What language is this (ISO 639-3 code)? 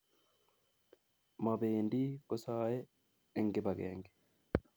kln